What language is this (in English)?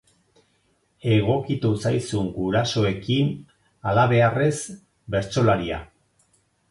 Basque